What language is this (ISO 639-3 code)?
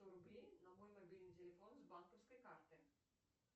rus